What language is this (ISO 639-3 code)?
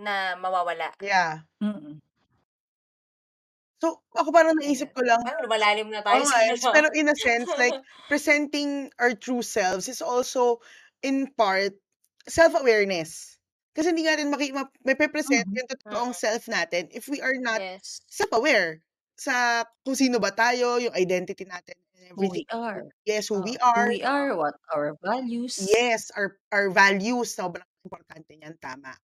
fil